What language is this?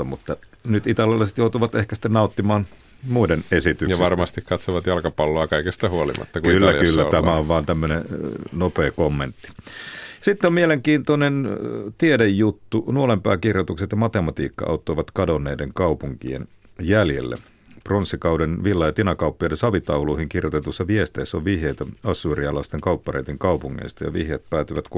Finnish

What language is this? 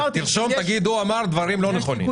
Hebrew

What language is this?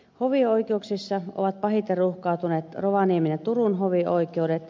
Finnish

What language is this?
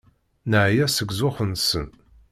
Kabyle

